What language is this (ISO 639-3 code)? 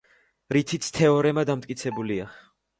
kat